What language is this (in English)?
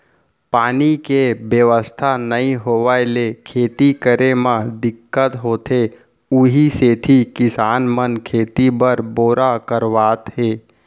Chhattisgarhi